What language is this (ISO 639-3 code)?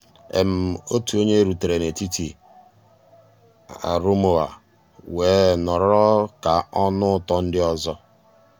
ibo